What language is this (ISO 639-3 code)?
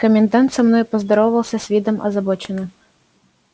rus